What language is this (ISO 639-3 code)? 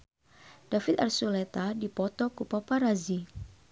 sun